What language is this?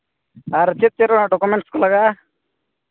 Santali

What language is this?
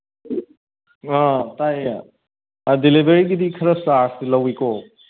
Manipuri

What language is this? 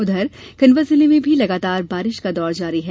Hindi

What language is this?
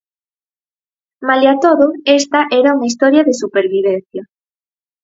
Galician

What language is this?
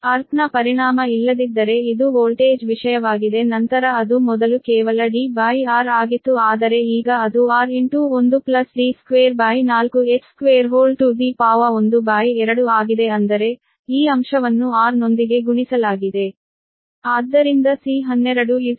Kannada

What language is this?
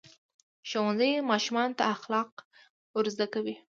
Pashto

